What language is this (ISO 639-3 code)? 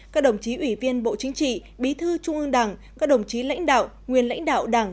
vie